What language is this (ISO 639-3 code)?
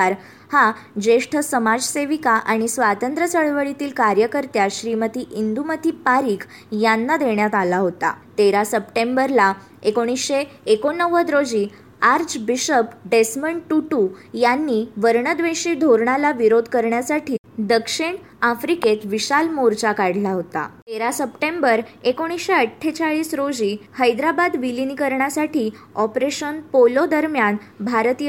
mar